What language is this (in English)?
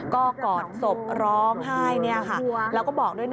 Thai